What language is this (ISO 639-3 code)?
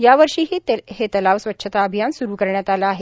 mar